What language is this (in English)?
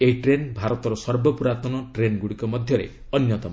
Odia